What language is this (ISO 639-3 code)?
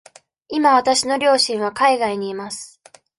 jpn